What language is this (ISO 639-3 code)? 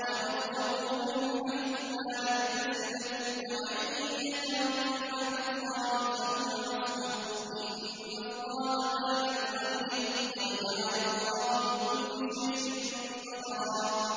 ara